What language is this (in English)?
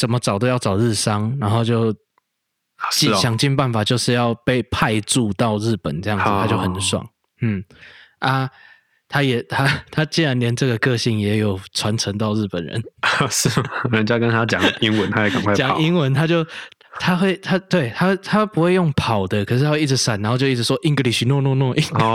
Chinese